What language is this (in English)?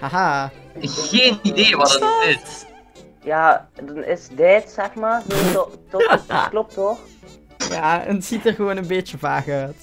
Dutch